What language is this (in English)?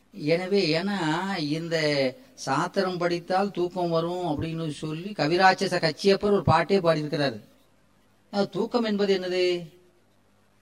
Tamil